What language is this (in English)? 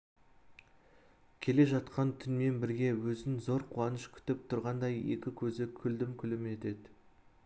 Kazakh